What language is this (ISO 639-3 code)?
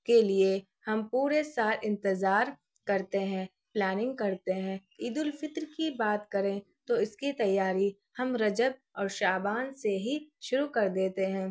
urd